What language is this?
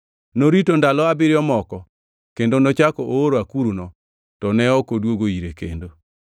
Luo (Kenya and Tanzania)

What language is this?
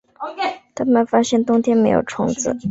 Chinese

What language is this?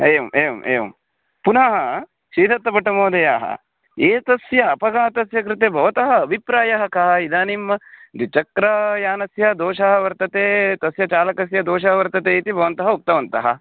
Sanskrit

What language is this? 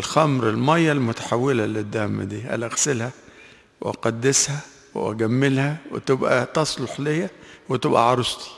Arabic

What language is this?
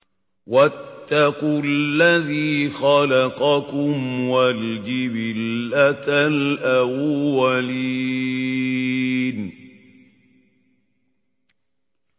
Arabic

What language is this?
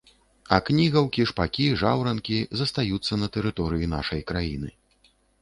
Belarusian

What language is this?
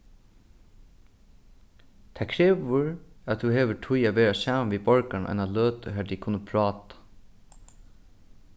Faroese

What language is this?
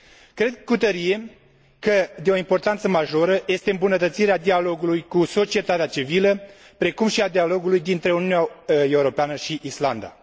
Romanian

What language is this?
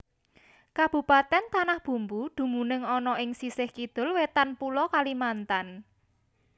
Javanese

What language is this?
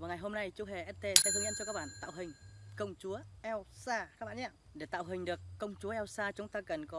Vietnamese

